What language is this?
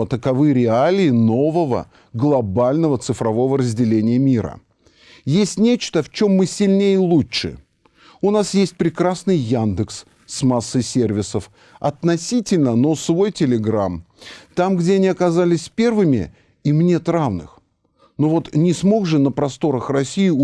Russian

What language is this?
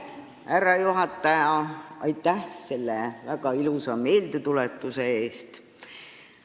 Estonian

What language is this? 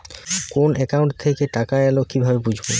Bangla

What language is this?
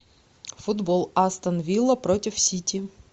Russian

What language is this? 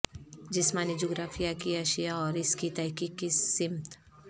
Urdu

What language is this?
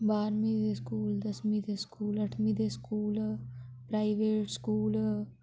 Dogri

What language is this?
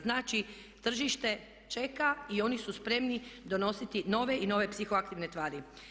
Croatian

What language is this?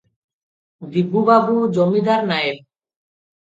Odia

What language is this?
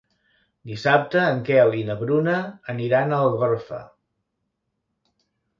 Catalan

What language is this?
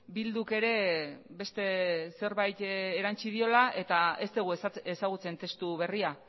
Basque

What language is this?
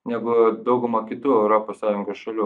Lithuanian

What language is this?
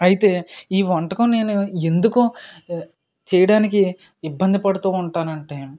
Telugu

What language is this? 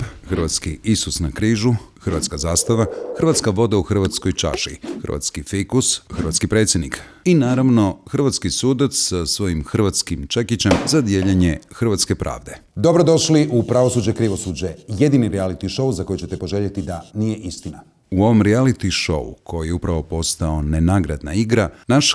Croatian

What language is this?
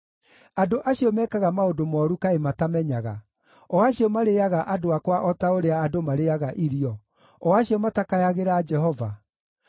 Kikuyu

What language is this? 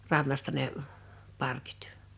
Finnish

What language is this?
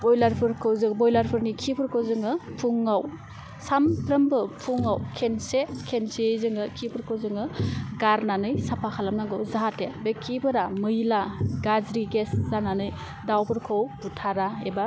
Bodo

